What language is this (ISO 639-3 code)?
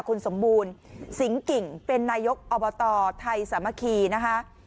tha